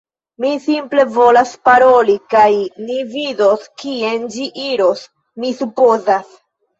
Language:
Esperanto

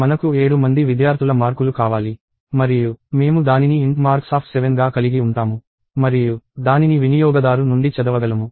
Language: Telugu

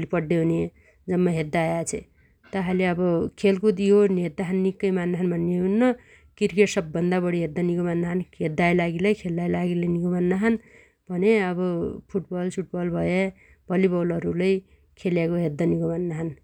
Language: Dotyali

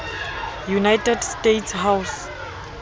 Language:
Southern Sotho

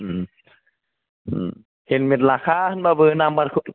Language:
Bodo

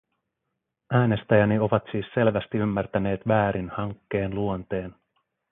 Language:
Finnish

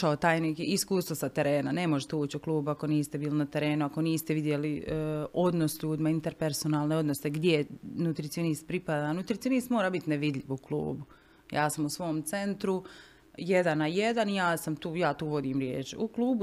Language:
Croatian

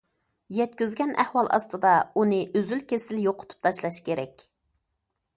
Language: Uyghur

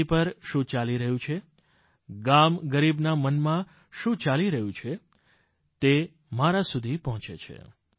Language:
Gujarati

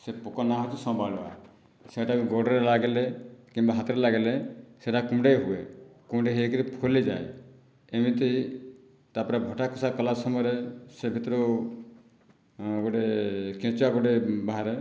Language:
Odia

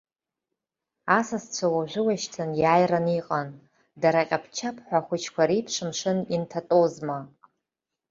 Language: Abkhazian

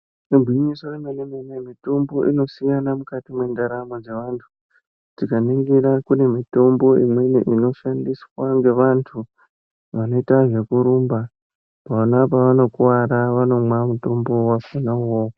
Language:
Ndau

